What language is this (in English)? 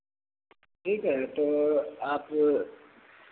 Hindi